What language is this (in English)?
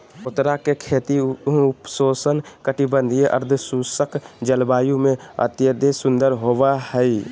Magahi